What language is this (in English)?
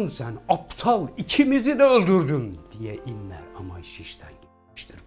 Turkish